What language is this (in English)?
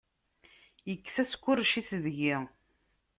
Kabyle